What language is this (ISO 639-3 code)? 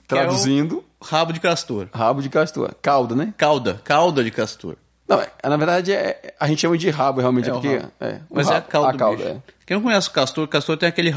por